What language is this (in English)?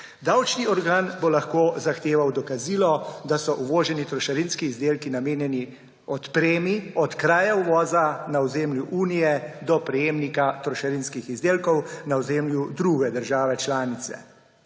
Slovenian